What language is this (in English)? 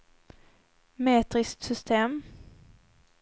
Swedish